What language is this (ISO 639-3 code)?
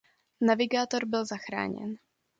ces